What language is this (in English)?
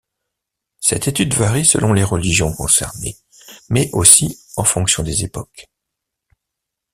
French